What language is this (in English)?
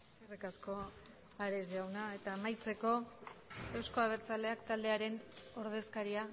Basque